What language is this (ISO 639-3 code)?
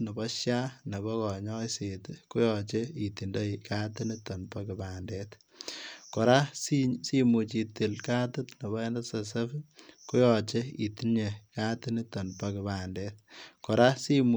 kln